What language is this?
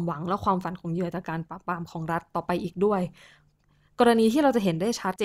Thai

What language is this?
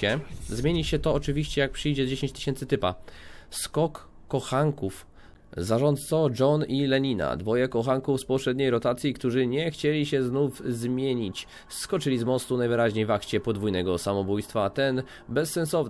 Polish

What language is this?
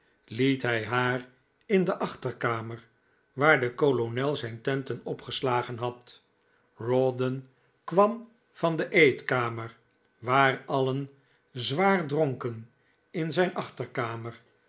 Dutch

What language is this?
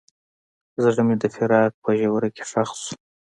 Pashto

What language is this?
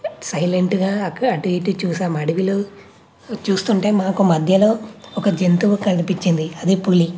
Telugu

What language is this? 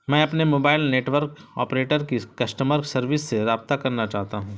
Urdu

